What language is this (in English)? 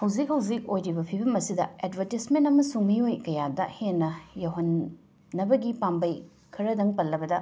Manipuri